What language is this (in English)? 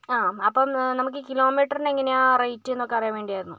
Malayalam